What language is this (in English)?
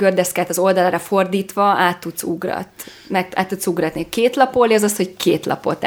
Hungarian